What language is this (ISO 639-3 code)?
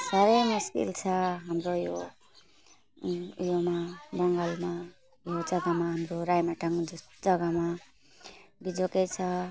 nep